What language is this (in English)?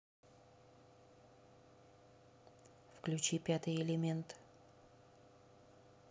Russian